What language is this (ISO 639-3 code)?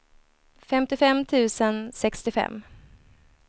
swe